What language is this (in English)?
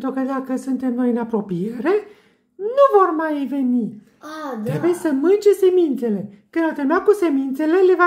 Romanian